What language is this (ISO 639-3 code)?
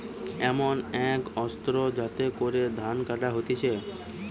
ben